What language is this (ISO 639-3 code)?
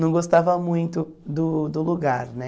por